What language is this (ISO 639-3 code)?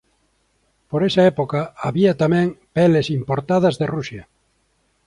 glg